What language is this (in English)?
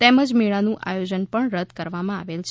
Gujarati